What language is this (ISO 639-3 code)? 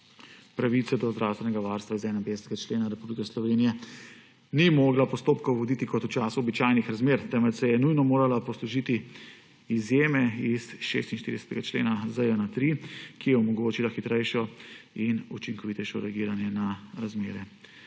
slv